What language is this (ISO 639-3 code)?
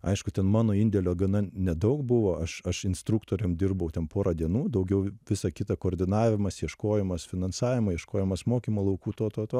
lit